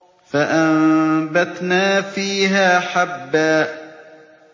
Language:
Arabic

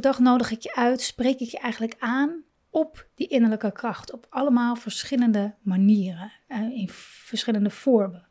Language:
Dutch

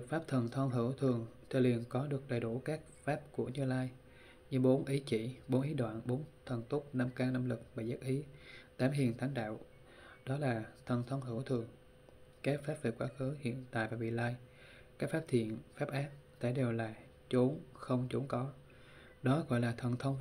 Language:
Vietnamese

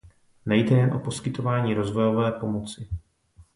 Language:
Czech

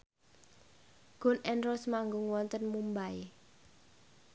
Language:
Javanese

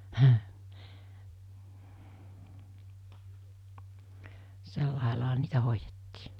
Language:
Finnish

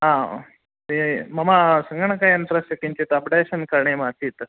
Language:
Sanskrit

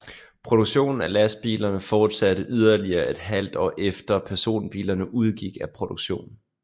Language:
Danish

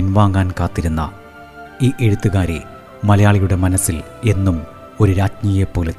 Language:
Malayalam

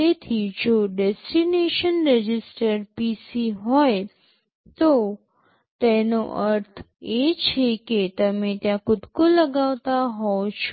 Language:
Gujarati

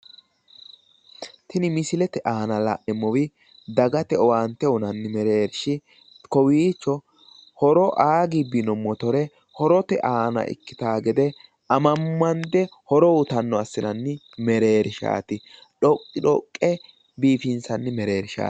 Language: Sidamo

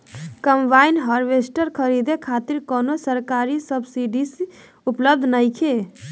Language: Bhojpuri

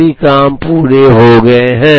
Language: Hindi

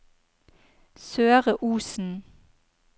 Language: Norwegian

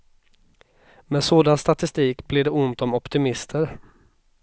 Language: Swedish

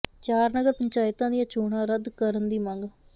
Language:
Punjabi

